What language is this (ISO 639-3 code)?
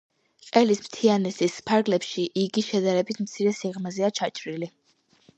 kat